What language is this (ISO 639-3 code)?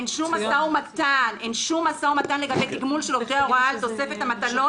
heb